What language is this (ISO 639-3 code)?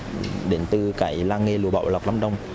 vie